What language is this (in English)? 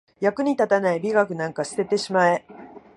Japanese